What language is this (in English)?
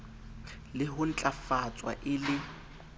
Southern Sotho